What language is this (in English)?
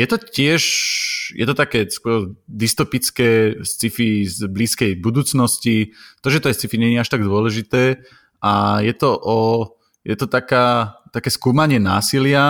Slovak